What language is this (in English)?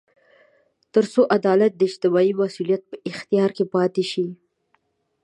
Pashto